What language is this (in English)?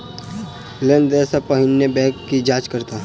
Maithili